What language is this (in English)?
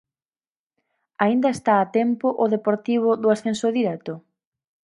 Galician